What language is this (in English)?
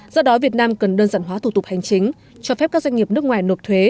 Vietnamese